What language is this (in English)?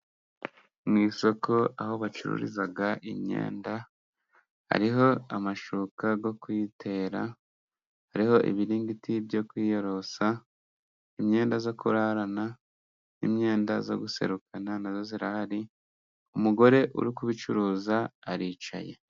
Kinyarwanda